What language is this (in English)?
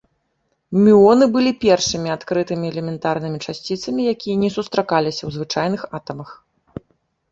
Belarusian